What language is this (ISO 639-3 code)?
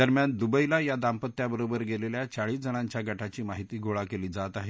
mar